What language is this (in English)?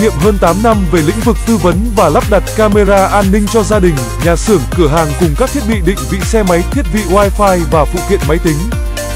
Vietnamese